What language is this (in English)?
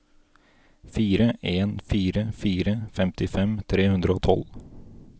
Norwegian